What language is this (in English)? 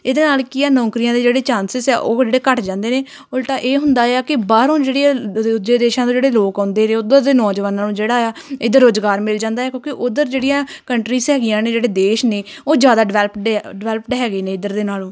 Punjabi